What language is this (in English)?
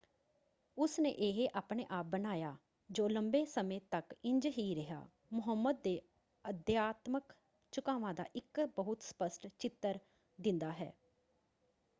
Punjabi